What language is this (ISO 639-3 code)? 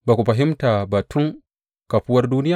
hau